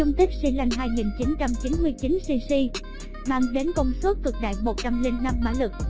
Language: Vietnamese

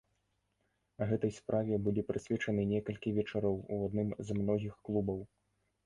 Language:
Belarusian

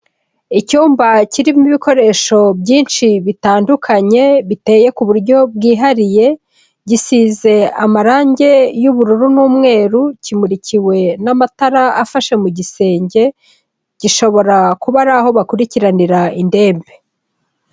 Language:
Kinyarwanda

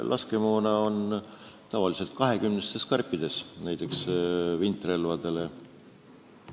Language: Estonian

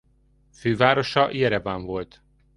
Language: Hungarian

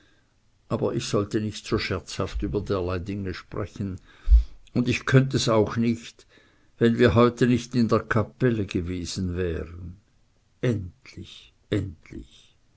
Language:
German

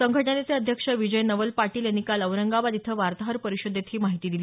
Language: Marathi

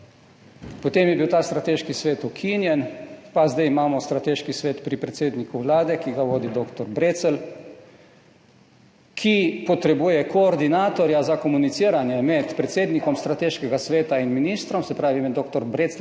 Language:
Slovenian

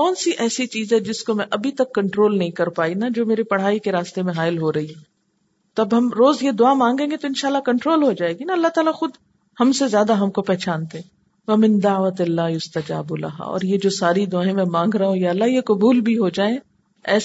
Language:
Urdu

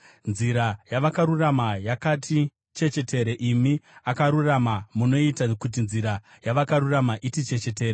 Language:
Shona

